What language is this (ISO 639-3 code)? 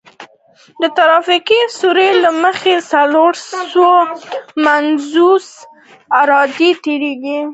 pus